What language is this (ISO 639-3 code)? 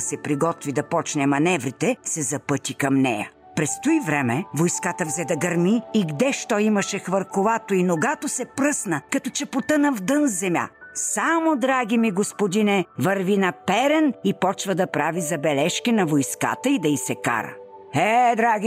bul